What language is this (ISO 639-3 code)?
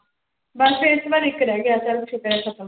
pan